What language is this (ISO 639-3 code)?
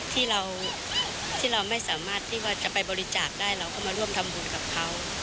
tha